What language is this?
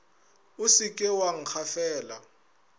Northern Sotho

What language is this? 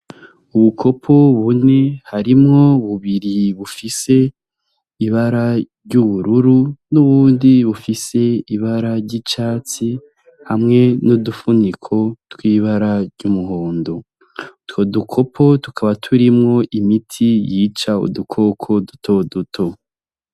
Rundi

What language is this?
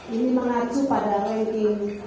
Indonesian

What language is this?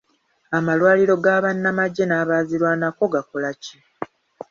Ganda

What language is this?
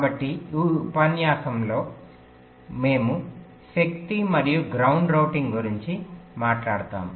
Telugu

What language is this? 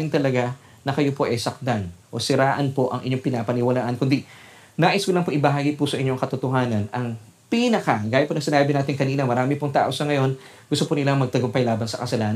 Filipino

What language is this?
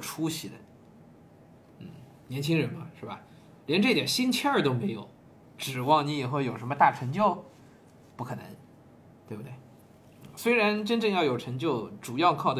Chinese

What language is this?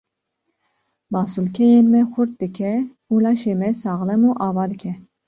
Kurdish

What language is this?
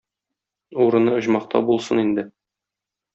Tatar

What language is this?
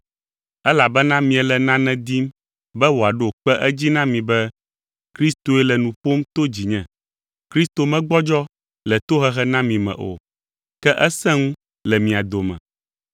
Ewe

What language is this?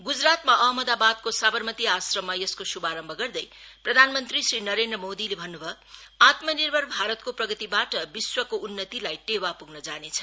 Nepali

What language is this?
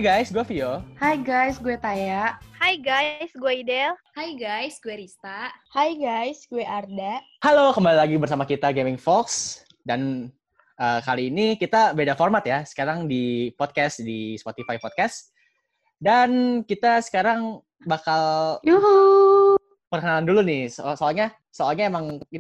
Indonesian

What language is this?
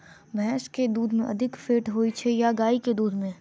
Maithili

